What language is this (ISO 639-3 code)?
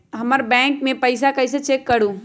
mag